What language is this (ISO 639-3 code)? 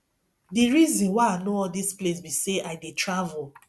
pcm